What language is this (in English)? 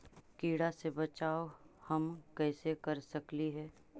Magahi